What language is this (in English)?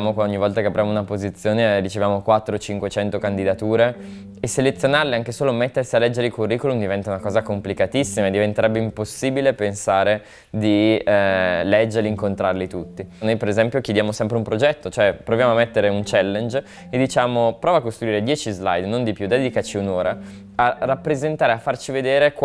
Italian